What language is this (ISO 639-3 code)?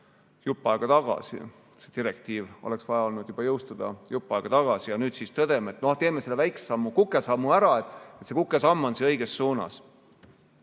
est